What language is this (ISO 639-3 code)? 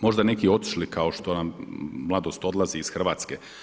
hrv